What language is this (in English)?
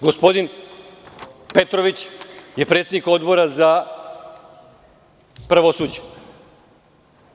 Serbian